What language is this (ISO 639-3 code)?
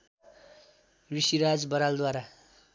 nep